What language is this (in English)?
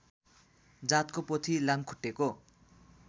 Nepali